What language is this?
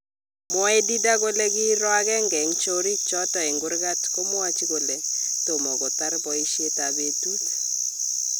Kalenjin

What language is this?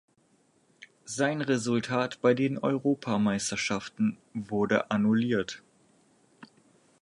German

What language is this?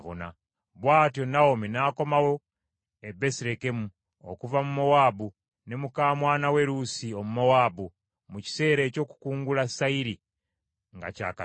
Ganda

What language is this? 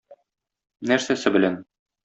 Tatar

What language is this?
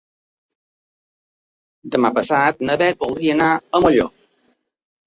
Catalan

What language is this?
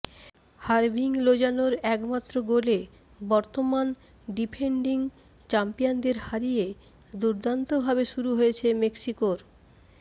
Bangla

